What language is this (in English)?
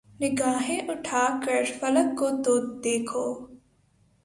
Urdu